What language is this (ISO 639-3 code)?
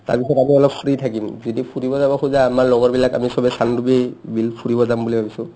asm